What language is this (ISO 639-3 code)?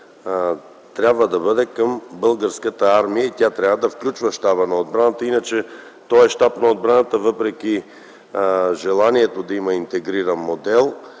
bul